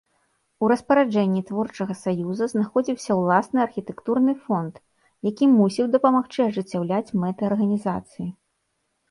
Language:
Belarusian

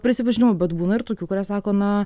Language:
Lithuanian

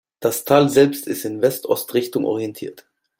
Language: German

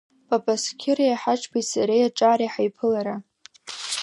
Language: Abkhazian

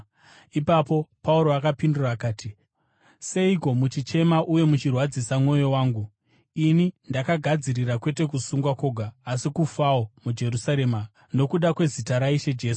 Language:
Shona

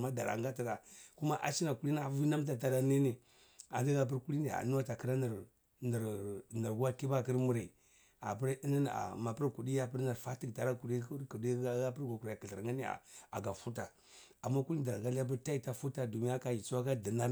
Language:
Cibak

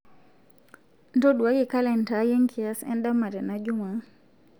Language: Masai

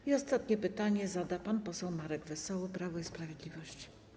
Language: Polish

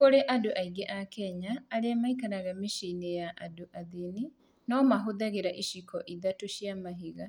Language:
Kikuyu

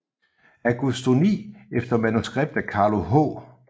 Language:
Danish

